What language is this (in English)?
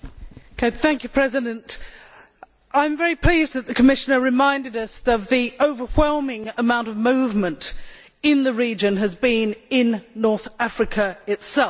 English